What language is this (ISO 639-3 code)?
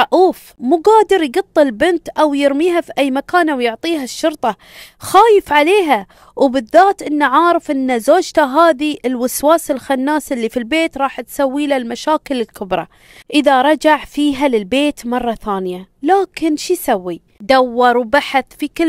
ara